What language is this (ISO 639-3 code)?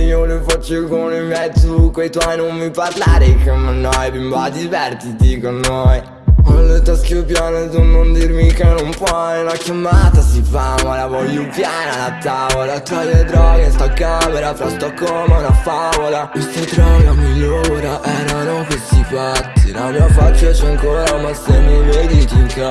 ita